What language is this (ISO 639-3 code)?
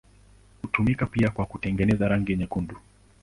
swa